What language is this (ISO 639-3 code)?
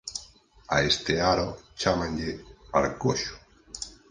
glg